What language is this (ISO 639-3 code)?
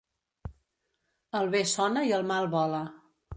cat